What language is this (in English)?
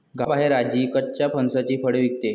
Marathi